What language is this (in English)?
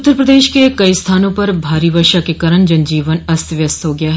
Hindi